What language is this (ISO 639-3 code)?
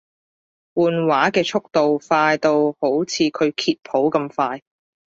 yue